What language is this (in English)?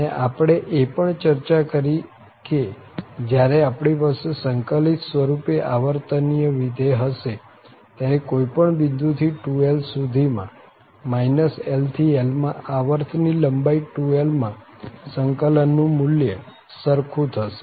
Gujarati